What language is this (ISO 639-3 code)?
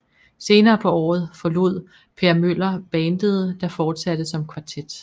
dan